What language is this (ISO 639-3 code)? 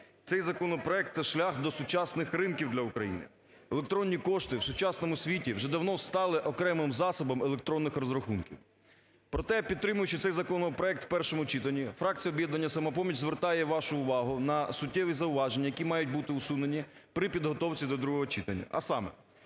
ukr